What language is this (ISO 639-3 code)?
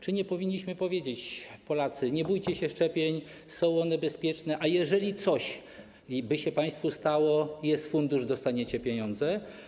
pol